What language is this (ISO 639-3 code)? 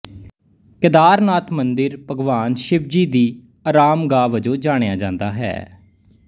pan